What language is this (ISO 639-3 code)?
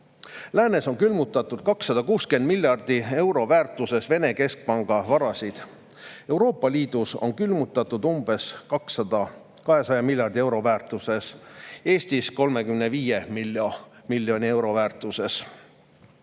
est